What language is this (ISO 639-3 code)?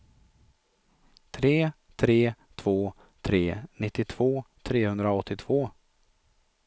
swe